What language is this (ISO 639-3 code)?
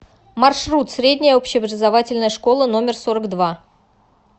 rus